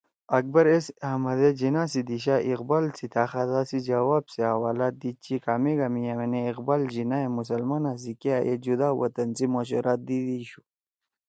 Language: Torwali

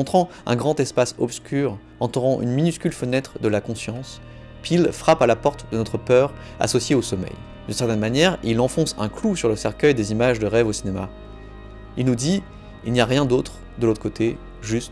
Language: French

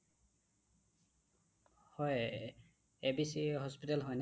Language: Assamese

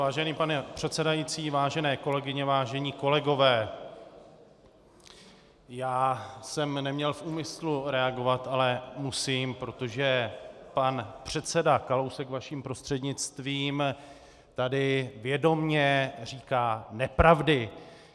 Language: Czech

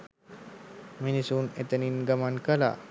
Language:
Sinhala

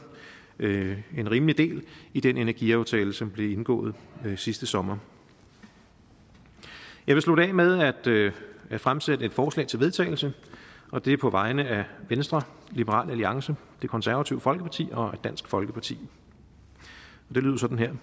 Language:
Danish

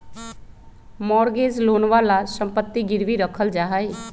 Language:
Magahi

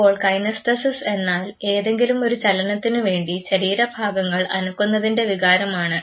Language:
Malayalam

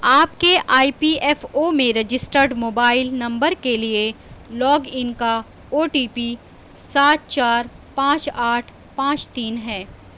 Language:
Urdu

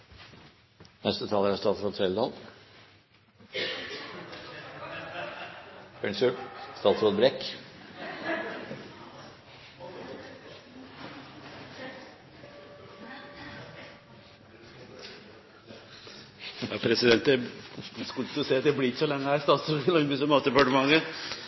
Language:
Norwegian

